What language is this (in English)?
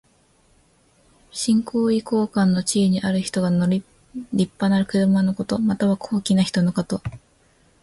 Japanese